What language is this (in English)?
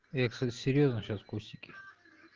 Russian